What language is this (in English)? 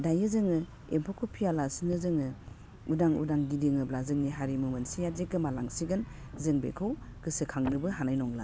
Bodo